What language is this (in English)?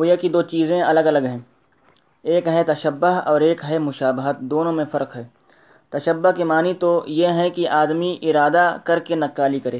Urdu